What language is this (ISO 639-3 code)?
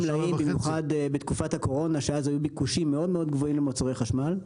heb